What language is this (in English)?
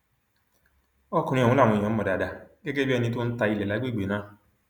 Yoruba